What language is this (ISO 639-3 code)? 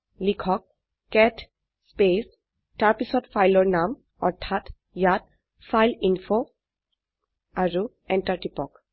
asm